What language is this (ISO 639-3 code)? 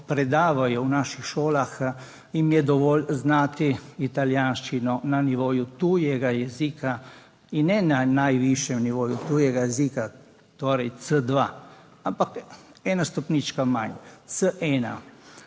slv